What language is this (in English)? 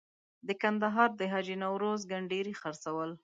Pashto